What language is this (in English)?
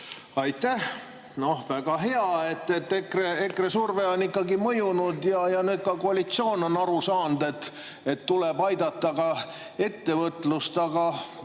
Estonian